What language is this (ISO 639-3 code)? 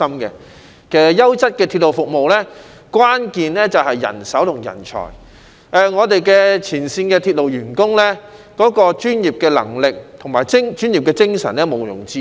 yue